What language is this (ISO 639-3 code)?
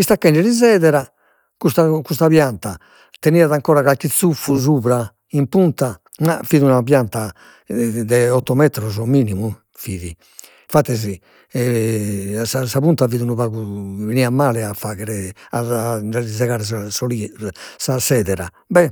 srd